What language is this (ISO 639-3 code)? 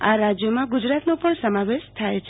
guj